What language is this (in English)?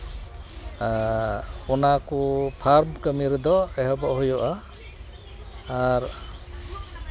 Santali